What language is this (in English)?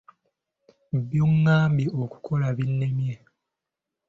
Ganda